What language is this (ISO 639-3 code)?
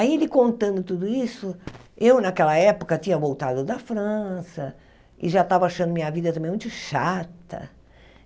por